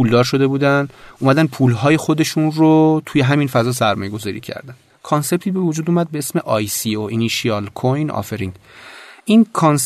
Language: Persian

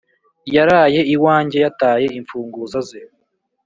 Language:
Kinyarwanda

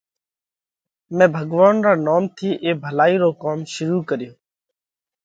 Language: Parkari Koli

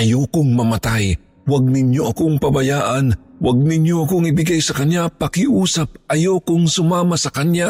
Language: Filipino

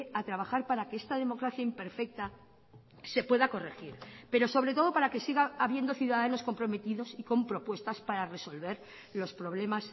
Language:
Spanish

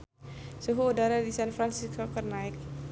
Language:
Sundanese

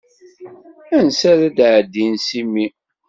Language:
Kabyle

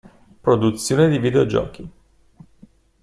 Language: Italian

